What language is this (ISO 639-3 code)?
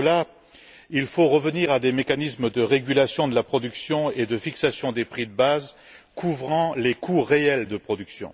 fra